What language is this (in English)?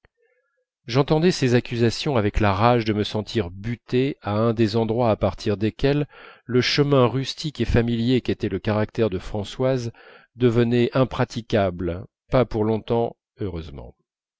French